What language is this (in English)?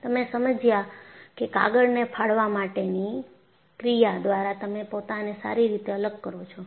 Gujarati